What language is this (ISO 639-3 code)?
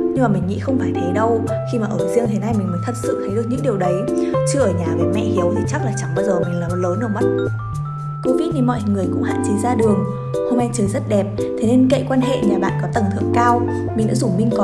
vie